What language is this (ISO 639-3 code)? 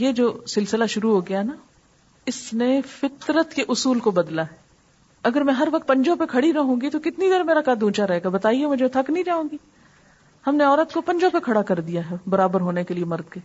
urd